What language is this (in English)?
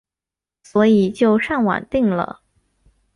Chinese